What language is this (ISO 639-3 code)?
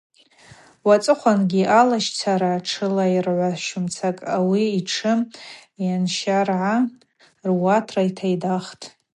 abq